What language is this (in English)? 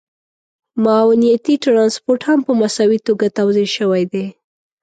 Pashto